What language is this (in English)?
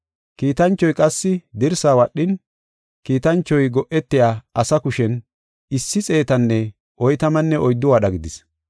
Gofa